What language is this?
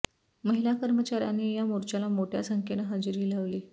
Marathi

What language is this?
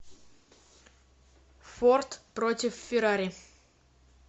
Russian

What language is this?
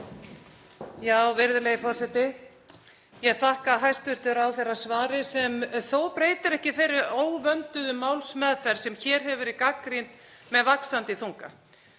Icelandic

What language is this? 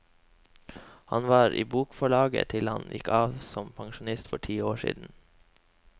Norwegian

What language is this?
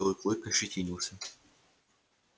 Russian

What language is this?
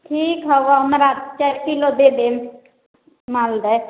Maithili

